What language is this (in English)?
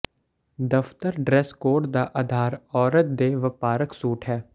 Punjabi